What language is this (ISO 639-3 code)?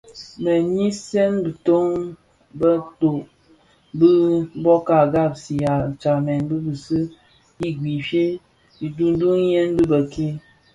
ksf